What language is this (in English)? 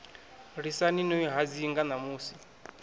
Venda